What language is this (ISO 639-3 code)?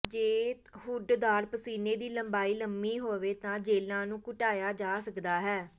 pan